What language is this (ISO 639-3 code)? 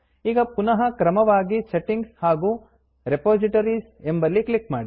kan